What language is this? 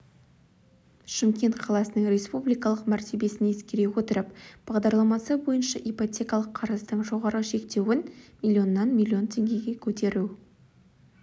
Kazakh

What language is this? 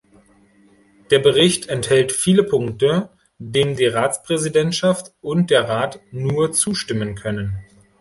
German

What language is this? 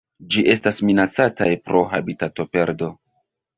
Esperanto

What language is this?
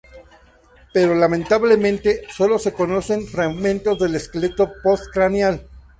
Spanish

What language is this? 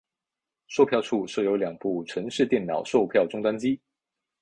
Chinese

